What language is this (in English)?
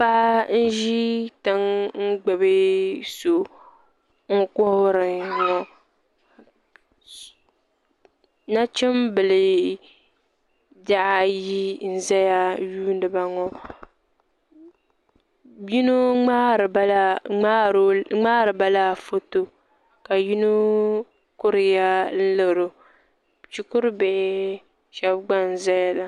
Dagbani